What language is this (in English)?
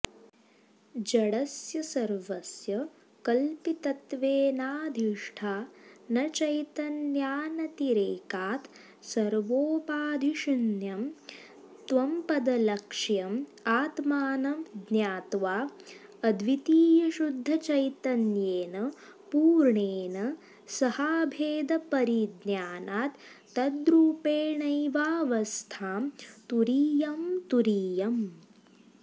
Sanskrit